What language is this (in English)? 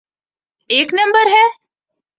Urdu